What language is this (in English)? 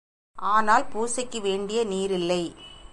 Tamil